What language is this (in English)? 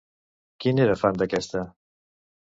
Catalan